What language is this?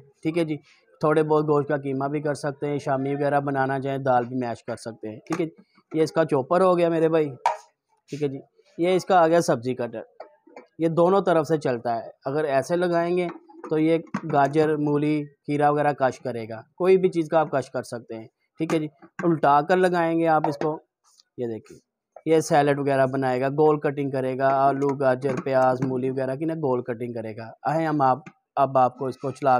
Hindi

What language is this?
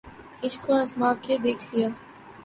Urdu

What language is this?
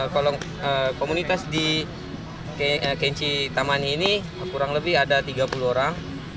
Indonesian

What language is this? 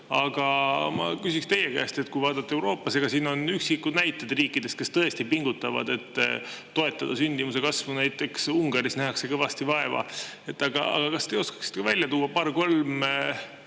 Estonian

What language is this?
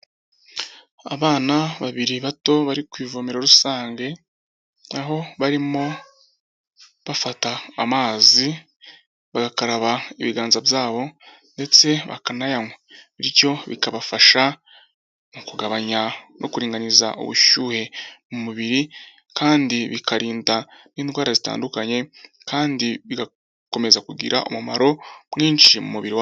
Kinyarwanda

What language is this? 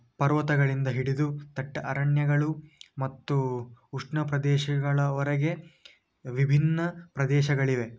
Kannada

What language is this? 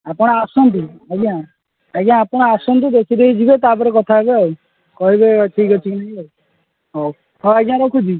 Odia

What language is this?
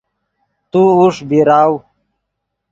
Yidgha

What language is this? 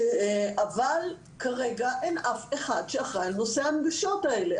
Hebrew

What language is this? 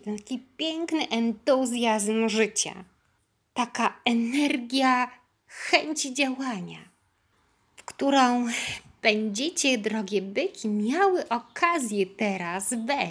Polish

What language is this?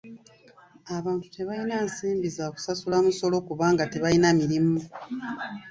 Ganda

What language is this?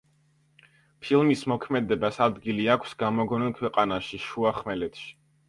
Georgian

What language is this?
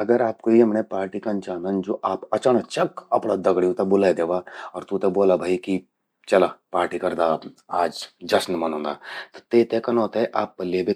Garhwali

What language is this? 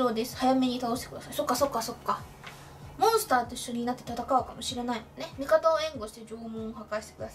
Japanese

